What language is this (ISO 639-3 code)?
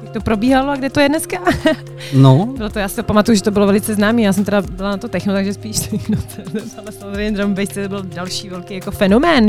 ces